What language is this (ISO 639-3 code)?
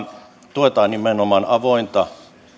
fin